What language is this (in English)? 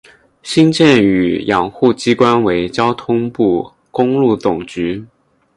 Chinese